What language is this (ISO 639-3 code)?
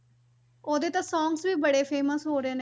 pan